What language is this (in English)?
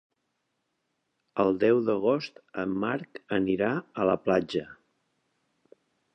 Catalan